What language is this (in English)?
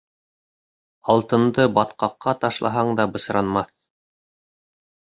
Bashkir